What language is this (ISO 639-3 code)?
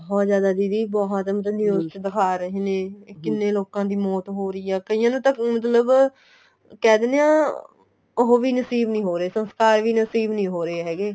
pan